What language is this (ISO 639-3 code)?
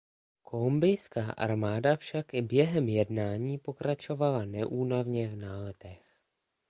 ces